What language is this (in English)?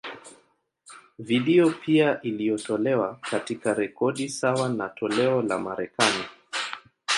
Swahili